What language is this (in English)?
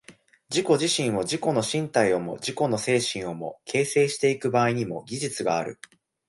Japanese